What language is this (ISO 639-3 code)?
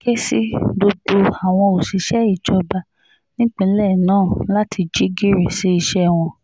yor